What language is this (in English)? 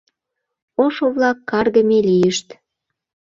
Mari